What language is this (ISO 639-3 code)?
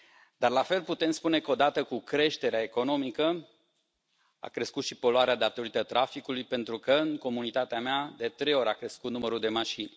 ron